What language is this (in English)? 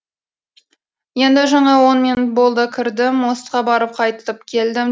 Kazakh